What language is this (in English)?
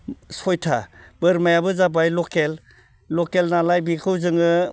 Bodo